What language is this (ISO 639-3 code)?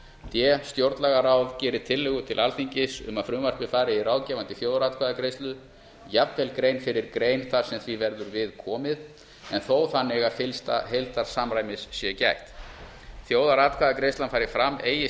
isl